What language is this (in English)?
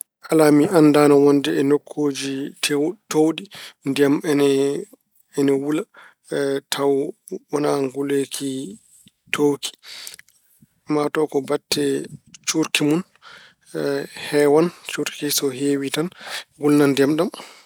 Fula